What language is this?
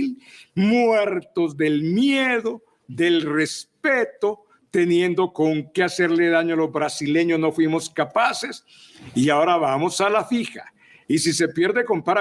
Spanish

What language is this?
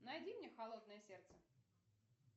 Russian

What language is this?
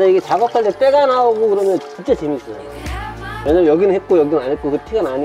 Korean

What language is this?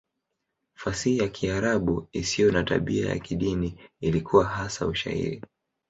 Swahili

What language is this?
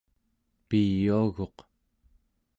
Central Yupik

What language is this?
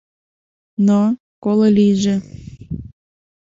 Mari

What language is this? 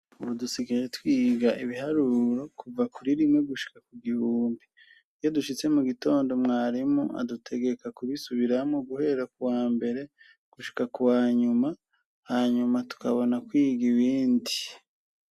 Rundi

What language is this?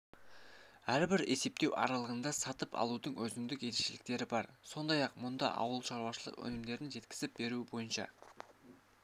Kazakh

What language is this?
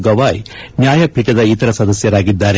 Kannada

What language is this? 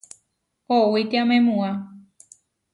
Huarijio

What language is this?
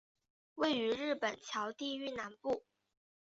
Chinese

